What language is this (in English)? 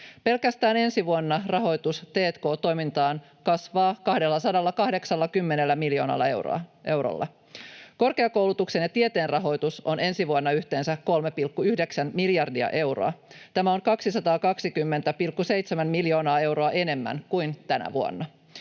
Finnish